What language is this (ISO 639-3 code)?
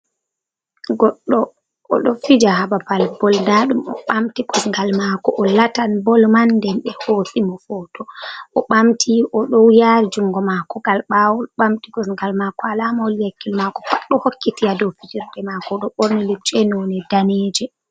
ful